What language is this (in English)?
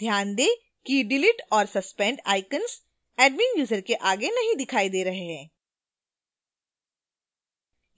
Hindi